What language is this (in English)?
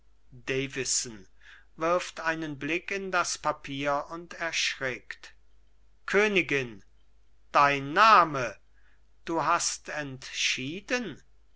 German